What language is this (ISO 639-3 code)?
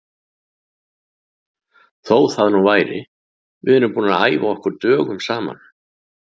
isl